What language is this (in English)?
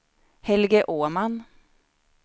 Swedish